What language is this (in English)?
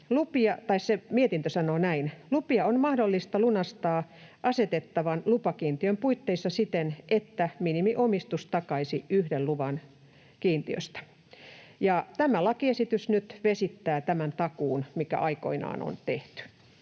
Finnish